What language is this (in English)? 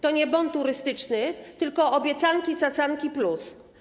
Polish